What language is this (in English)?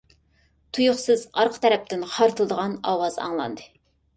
Uyghur